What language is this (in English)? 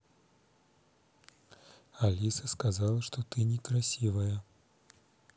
Russian